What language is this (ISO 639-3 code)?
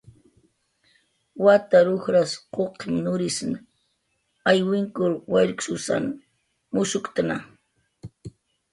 jqr